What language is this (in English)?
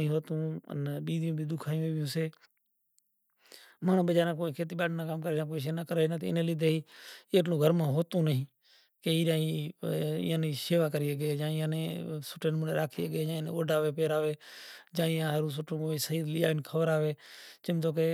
Kachi Koli